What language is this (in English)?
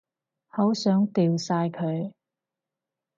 Cantonese